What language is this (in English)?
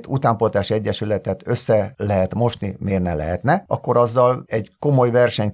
Hungarian